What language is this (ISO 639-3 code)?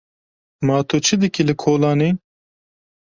kur